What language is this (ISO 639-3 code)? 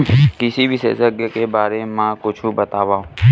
hne